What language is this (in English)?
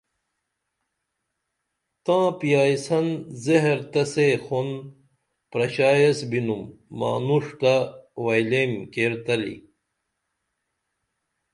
Dameli